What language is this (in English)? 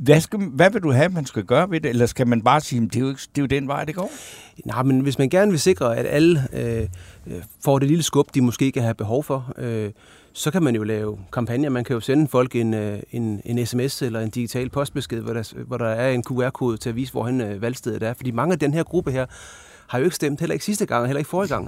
Danish